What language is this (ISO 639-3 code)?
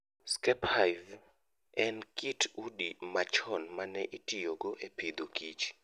luo